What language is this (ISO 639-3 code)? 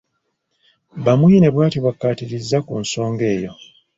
lug